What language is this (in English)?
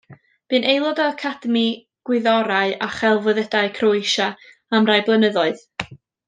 Welsh